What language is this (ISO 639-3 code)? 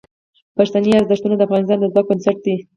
pus